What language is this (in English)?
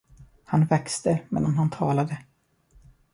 Swedish